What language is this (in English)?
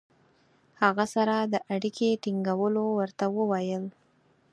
Pashto